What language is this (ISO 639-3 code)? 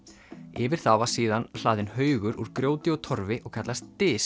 isl